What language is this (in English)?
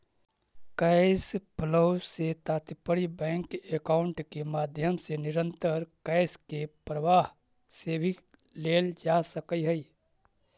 Magahi